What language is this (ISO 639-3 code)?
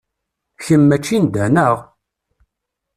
kab